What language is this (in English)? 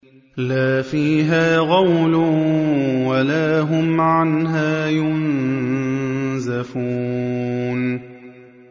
Arabic